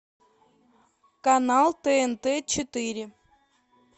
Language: Russian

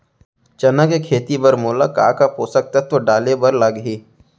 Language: Chhattisgarhi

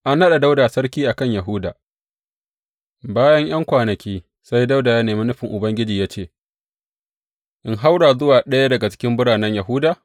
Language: Hausa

